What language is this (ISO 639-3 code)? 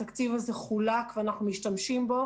heb